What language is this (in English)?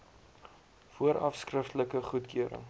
Afrikaans